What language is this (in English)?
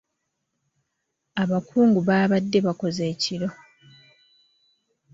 Ganda